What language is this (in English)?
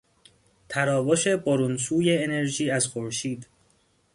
Persian